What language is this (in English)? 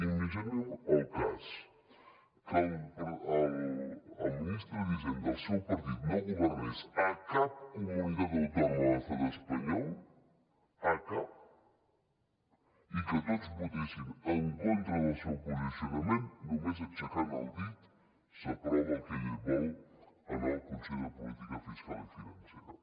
Catalan